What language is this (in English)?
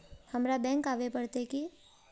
Magahi